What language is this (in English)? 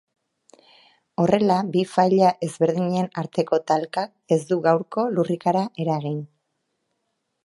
Basque